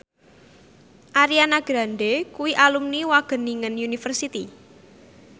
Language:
Javanese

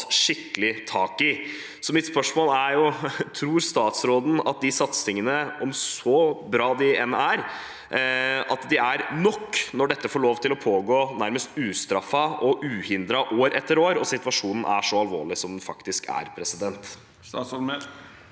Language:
Norwegian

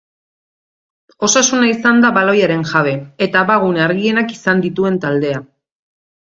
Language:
Basque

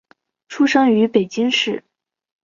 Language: Chinese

